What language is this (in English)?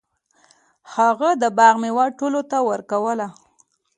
Pashto